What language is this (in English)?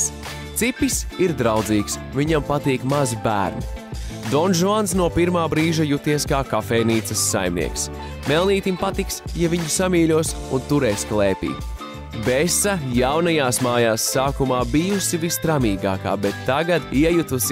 Latvian